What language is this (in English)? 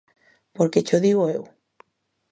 Galician